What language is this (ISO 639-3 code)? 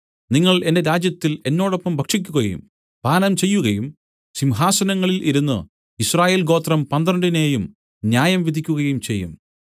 mal